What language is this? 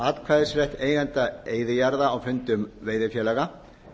Icelandic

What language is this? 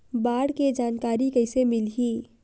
Chhattisgarhi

